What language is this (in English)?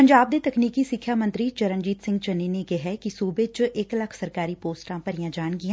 Punjabi